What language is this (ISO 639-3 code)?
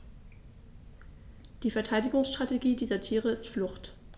deu